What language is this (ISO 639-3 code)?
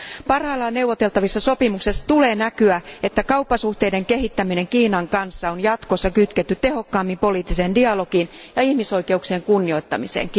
fin